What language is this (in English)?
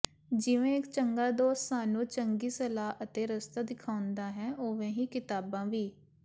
Punjabi